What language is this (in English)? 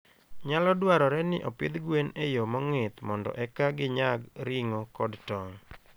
Luo (Kenya and Tanzania)